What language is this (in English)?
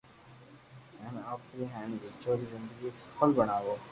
Loarki